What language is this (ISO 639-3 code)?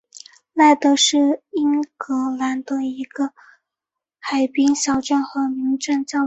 zho